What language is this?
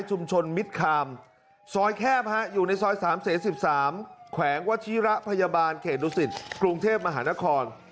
Thai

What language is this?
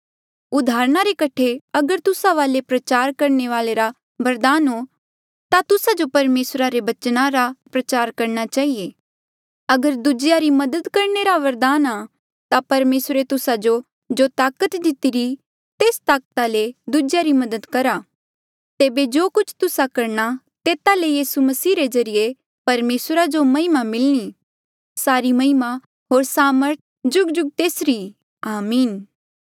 Mandeali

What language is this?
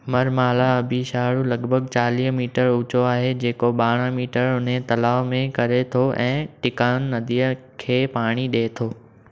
Sindhi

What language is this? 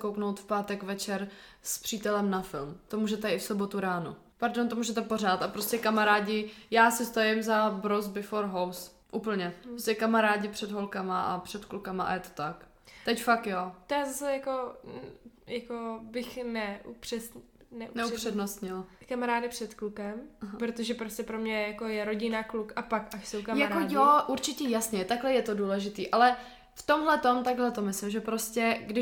Czech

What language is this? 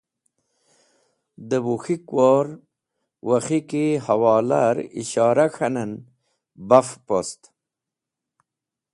Wakhi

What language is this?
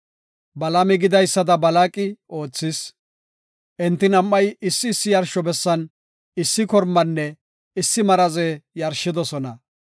Gofa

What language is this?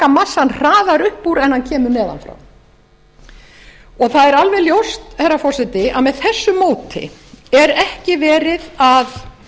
Icelandic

